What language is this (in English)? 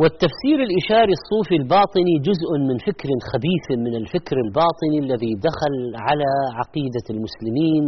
Arabic